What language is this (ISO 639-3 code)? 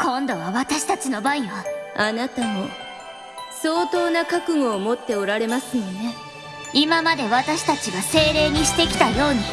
jpn